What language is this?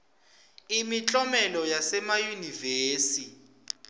Swati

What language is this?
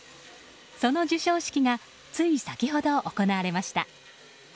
Japanese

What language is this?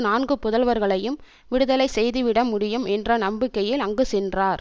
Tamil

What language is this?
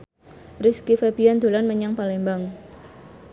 Javanese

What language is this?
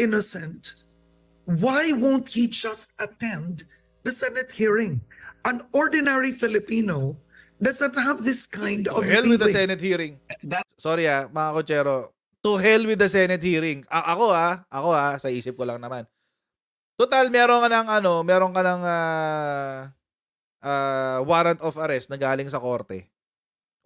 Filipino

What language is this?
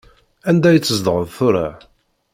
Kabyle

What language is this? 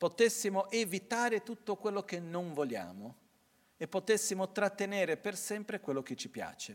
Italian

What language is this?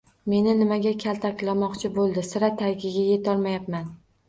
Uzbek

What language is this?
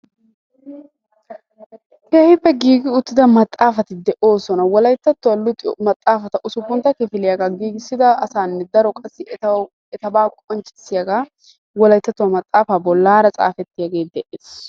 Wolaytta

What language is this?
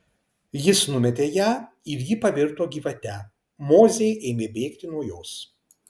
Lithuanian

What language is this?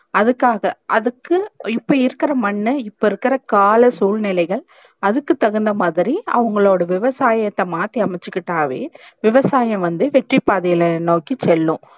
Tamil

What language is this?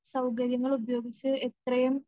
Malayalam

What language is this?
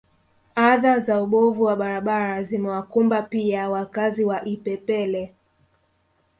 Swahili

